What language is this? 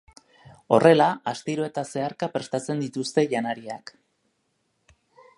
Basque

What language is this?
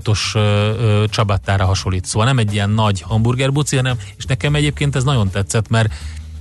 Hungarian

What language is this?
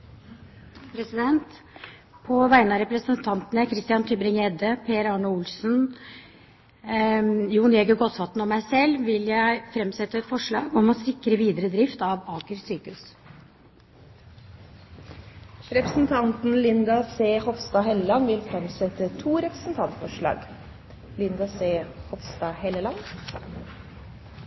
Norwegian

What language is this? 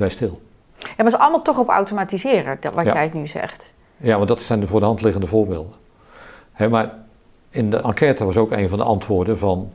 Dutch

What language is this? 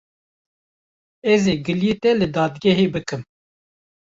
Kurdish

